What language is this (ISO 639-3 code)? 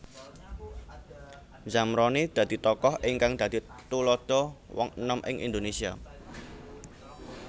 jav